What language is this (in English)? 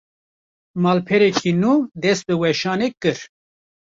Kurdish